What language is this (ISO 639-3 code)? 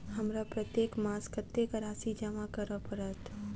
mai